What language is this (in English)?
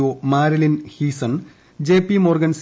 Malayalam